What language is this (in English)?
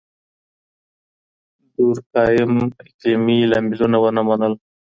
Pashto